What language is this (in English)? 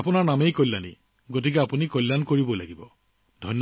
Assamese